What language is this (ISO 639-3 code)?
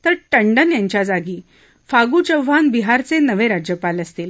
mar